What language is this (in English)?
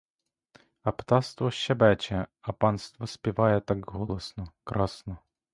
Ukrainian